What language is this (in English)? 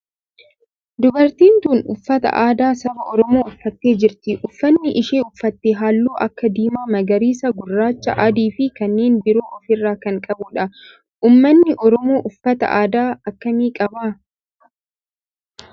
Oromo